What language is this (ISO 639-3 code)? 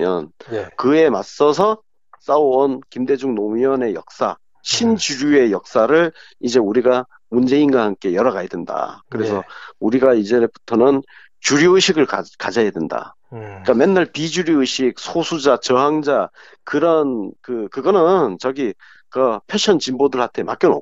kor